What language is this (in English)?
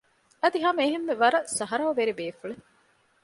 Divehi